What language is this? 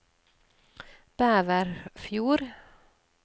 Norwegian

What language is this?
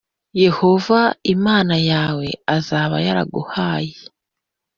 Kinyarwanda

